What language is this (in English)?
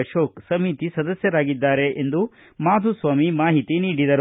Kannada